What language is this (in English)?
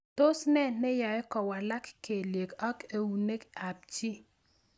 Kalenjin